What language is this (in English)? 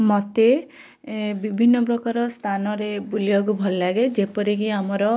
Odia